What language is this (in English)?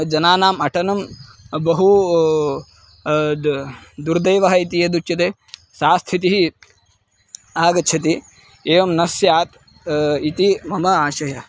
Sanskrit